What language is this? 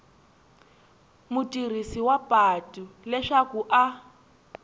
Tsonga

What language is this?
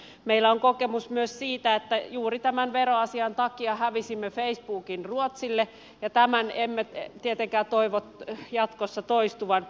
Finnish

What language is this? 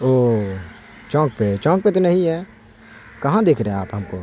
Urdu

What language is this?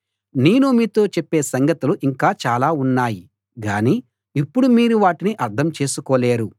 Telugu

